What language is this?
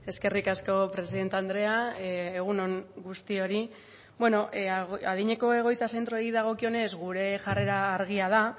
Basque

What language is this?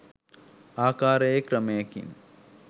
Sinhala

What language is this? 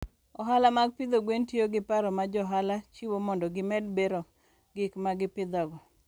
Luo (Kenya and Tanzania)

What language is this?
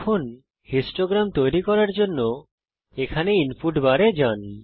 Bangla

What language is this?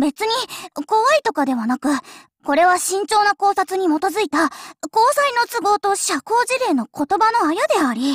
Japanese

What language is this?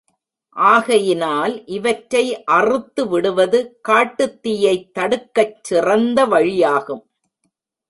Tamil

